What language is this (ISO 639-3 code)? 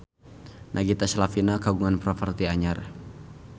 sun